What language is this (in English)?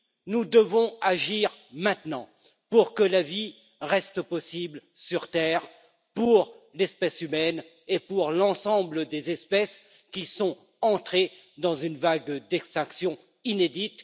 French